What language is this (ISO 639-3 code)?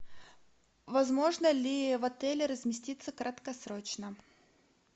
rus